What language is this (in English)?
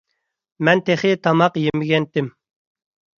Uyghur